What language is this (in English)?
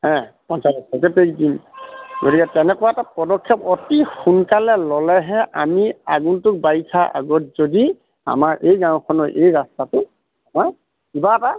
Assamese